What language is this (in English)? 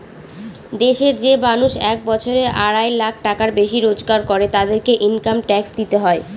Bangla